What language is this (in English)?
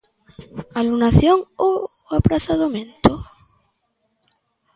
Galician